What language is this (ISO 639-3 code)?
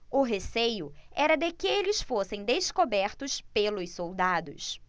por